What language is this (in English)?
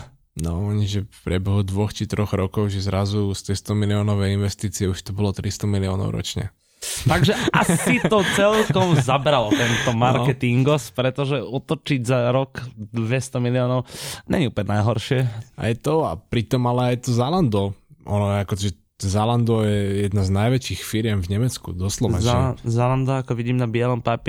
Slovak